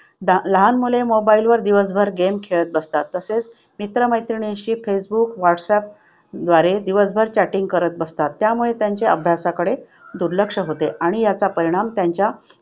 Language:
Marathi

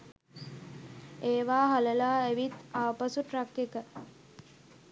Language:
Sinhala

